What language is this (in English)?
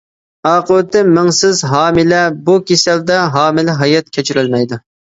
Uyghur